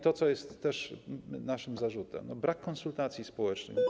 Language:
Polish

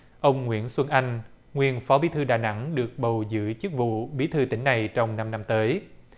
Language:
Vietnamese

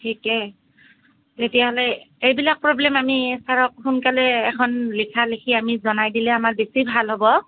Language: Assamese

